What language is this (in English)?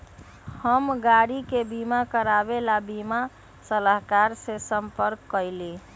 Magahi